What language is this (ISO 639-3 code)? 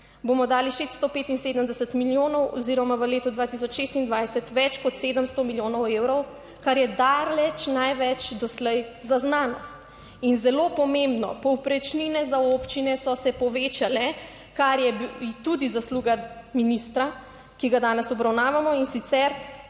slv